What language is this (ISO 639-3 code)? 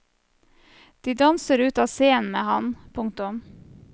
nor